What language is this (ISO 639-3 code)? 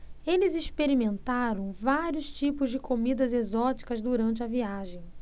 por